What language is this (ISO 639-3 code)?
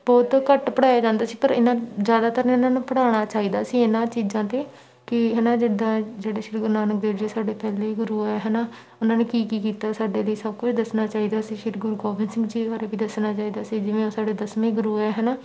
pan